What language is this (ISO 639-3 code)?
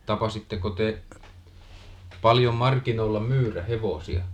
fin